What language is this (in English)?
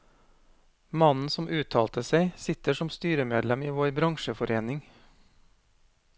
Norwegian